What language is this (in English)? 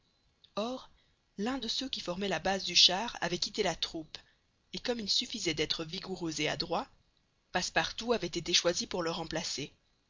French